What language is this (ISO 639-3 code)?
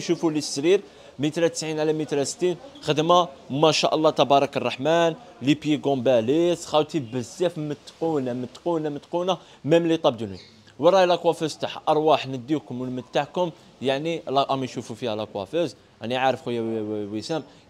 ara